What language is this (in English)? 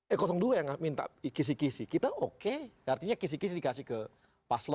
Indonesian